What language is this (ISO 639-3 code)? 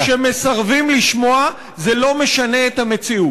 heb